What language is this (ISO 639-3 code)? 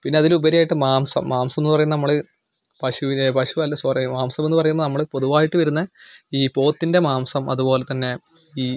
mal